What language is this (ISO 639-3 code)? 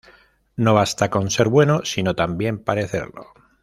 spa